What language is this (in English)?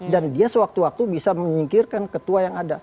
Indonesian